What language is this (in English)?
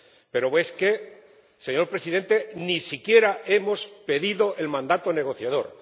Spanish